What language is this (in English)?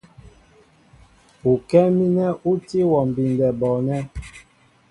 Mbo (Cameroon)